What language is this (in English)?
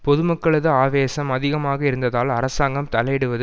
Tamil